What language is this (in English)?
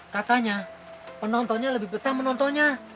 Indonesian